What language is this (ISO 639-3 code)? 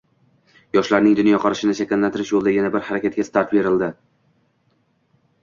uzb